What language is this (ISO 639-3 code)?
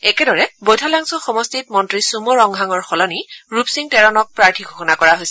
asm